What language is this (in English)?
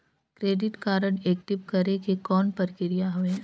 Chhattisgarhi